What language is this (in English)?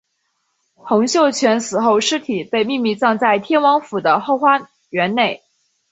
Chinese